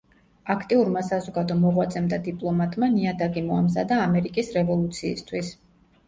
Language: Georgian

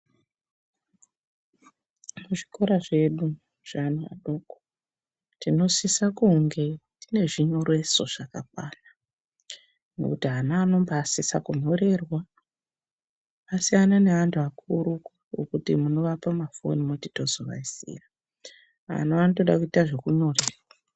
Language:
Ndau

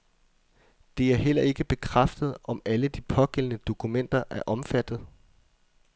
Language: Danish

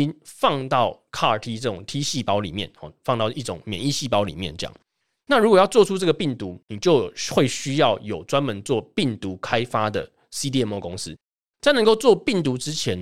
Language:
Chinese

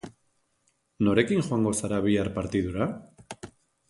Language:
Basque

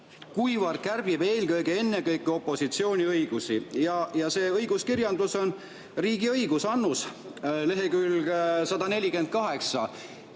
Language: Estonian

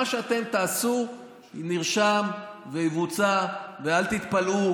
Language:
Hebrew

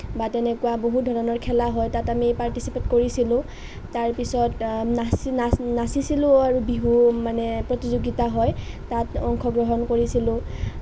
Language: Assamese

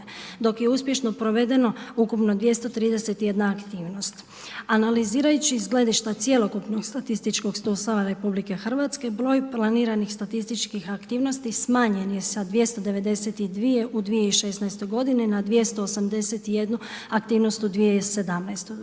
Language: Croatian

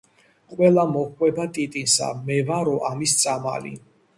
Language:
Georgian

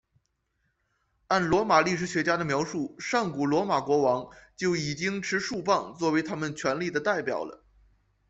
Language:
Chinese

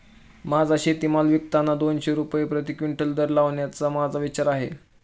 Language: Marathi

